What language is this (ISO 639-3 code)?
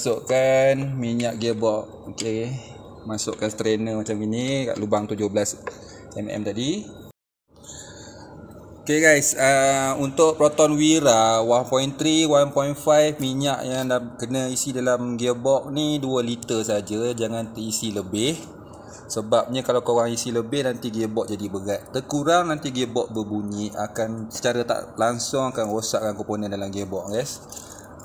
msa